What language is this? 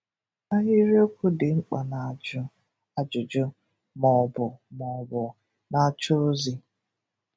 Igbo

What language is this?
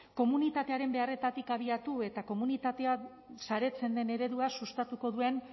Basque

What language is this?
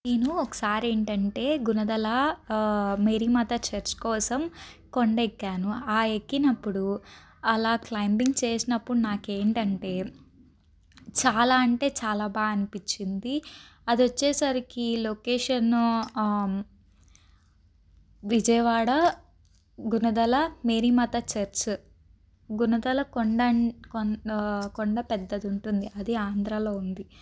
Telugu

